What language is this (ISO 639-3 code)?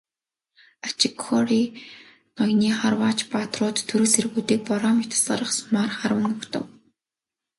mon